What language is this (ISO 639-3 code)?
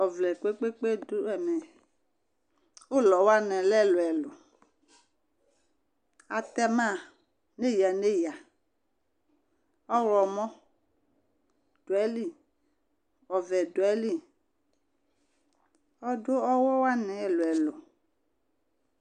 kpo